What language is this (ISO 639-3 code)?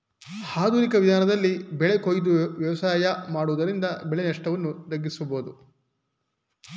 kan